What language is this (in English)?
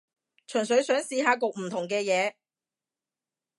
Cantonese